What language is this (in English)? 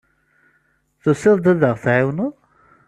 Kabyle